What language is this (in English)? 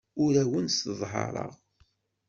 Kabyle